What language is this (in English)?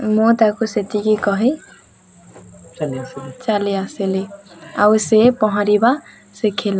Odia